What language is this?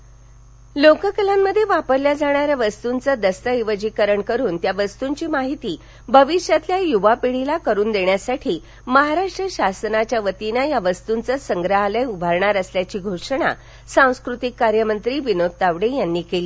Marathi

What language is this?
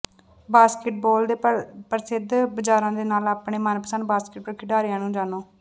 Punjabi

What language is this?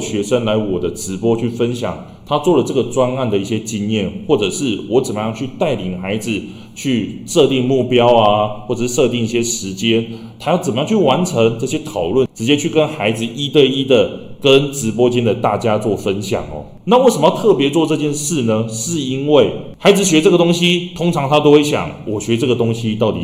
Chinese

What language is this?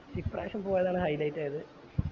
Malayalam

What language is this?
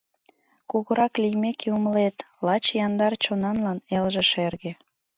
Mari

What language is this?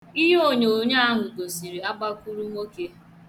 Igbo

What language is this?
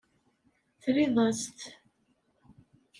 Kabyle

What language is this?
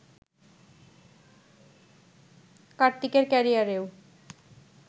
Bangla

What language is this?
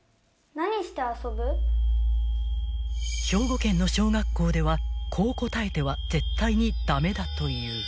Japanese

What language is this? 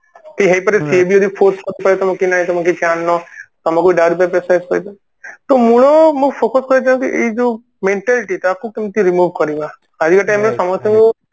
Odia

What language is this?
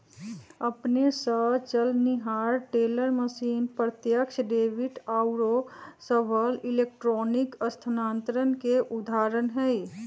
Magahi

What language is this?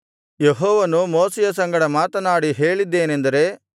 Kannada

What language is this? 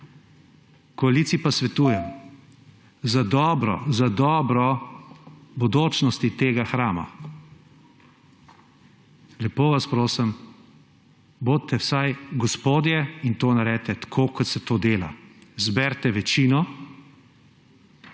Slovenian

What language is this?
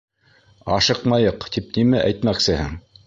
Bashkir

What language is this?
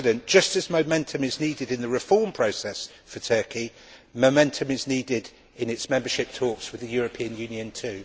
English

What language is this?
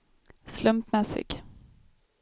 Swedish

